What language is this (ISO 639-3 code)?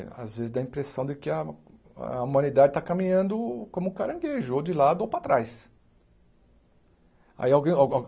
por